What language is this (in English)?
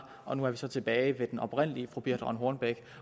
Danish